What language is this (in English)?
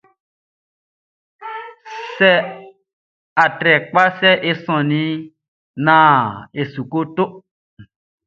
Baoulé